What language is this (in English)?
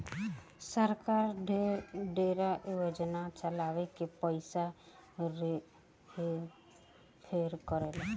Bhojpuri